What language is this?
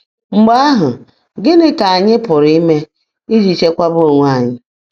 Igbo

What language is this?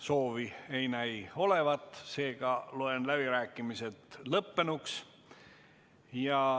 Estonian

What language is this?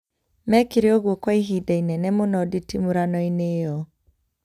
Kikuyu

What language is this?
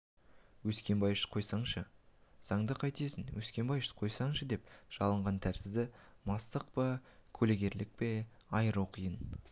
Kazakh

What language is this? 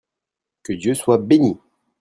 French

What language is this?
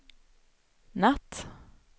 Swedish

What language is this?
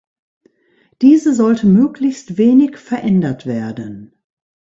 German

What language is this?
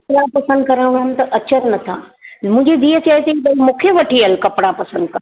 Sindhi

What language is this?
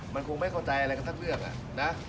Thai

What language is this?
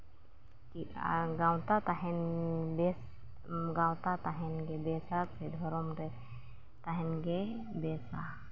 Santali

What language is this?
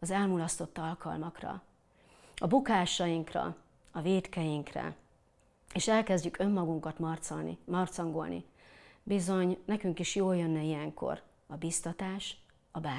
Hungarian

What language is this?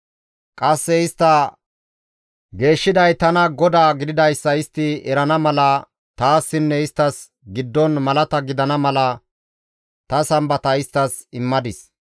Gamo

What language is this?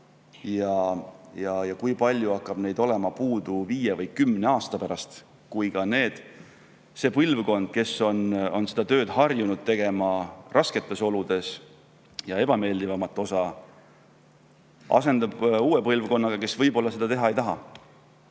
Estonian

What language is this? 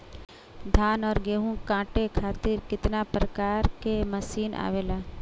Bhojpuri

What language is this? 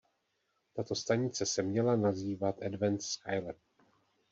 Czech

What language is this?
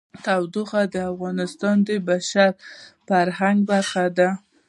Pashto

